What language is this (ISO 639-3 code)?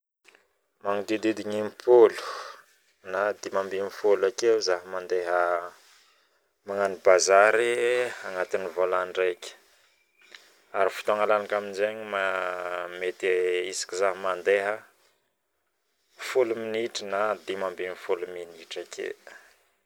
bmm